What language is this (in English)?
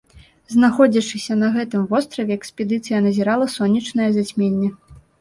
Belarusian